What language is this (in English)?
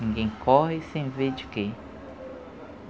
Portuguese